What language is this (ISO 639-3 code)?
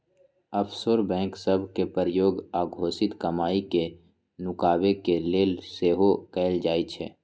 mag